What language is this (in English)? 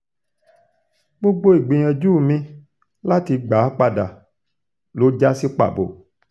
Yoruba